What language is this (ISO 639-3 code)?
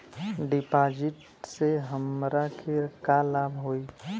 bho